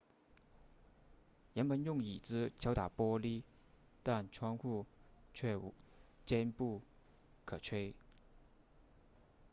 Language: Chinese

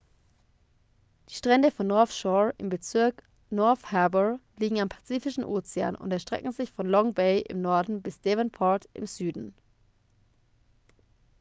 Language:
German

